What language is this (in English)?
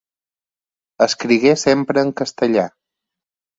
Catalan